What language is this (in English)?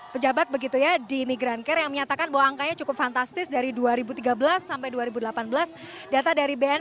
Indonesian